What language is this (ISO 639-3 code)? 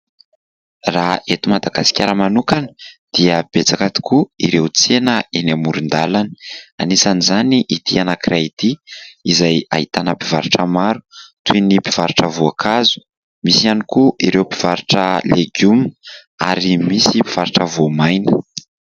mlg